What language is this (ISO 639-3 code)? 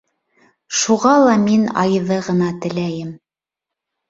bak